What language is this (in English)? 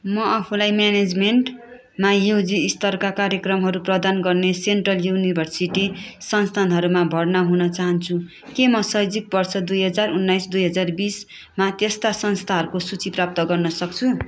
Nepali